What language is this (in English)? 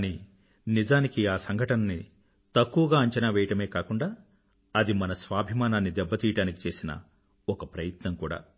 Telugu